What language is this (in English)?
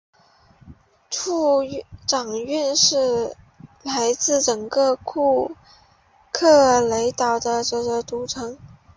Chinese